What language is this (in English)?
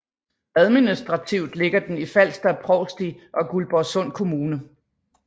Danish